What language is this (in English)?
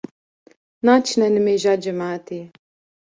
Kurdish